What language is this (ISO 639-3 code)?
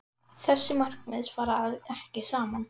isl